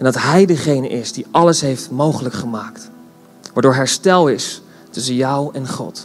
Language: Dutch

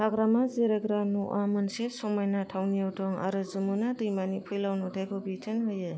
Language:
Bodo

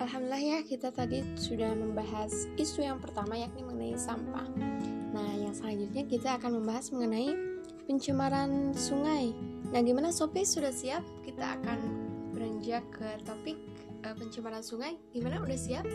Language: Indonesian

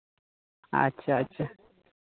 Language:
Santali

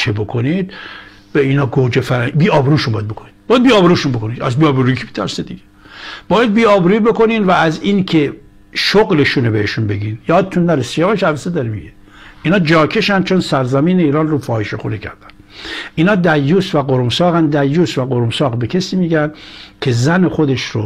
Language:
Persian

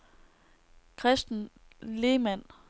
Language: Danish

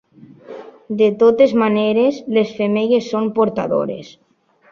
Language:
Catalan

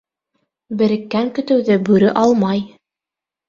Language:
Bashkir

